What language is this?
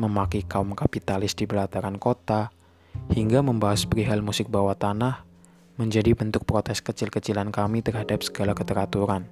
Indonesian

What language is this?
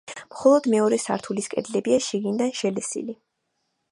Georgian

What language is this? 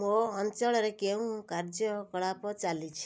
Odia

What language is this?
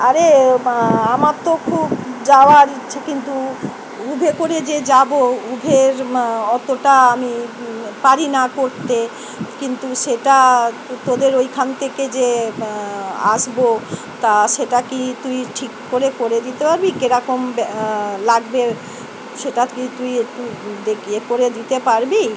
Bangla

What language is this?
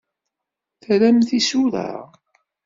Kabyle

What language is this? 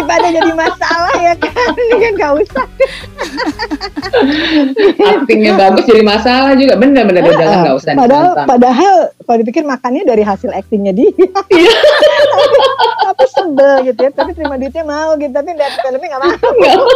Indonesian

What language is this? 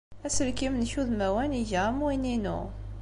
Kabyle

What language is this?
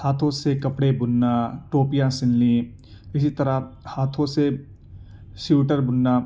Urdu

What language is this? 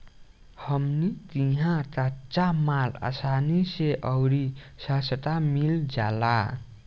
Bhojpuri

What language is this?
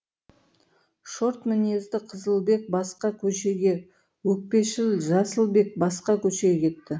Kazakh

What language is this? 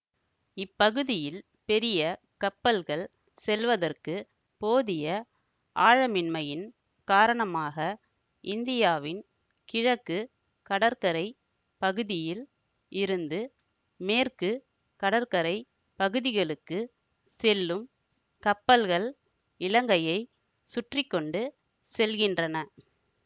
Tamil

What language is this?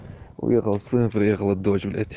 Russian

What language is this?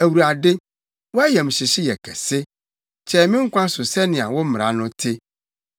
Akan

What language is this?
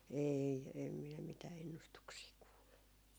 Finnish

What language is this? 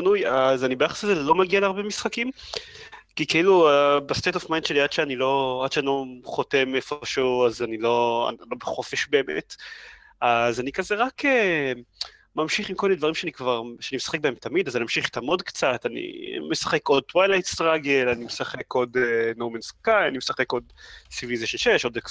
Hebrew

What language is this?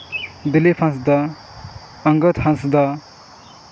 Santali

